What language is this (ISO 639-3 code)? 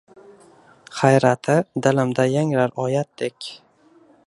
uzb